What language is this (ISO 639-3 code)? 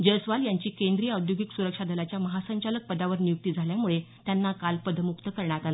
mar